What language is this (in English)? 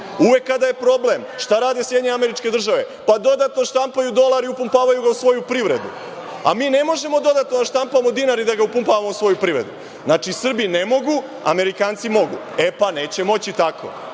Serbian